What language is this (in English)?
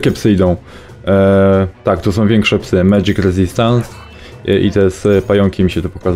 Polish